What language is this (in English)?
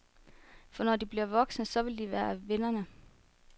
Danish